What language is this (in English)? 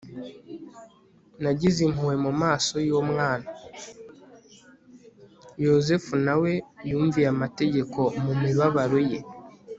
Kinyarwanda